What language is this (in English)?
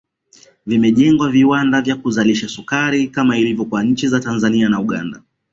Swahili